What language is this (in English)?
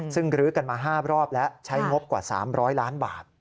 Thai